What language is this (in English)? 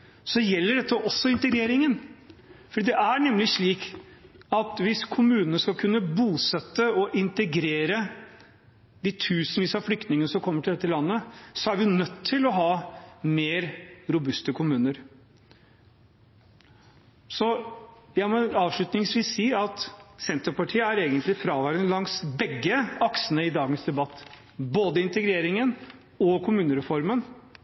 Norwegian Bokmål